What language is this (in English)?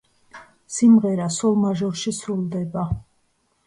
Georgian